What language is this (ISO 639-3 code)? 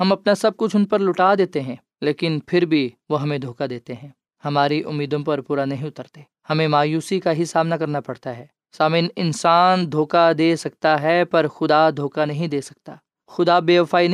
urd